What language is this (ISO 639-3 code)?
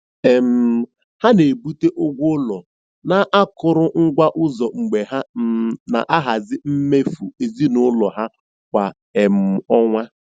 ibo